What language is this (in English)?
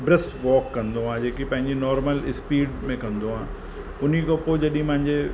Sindhi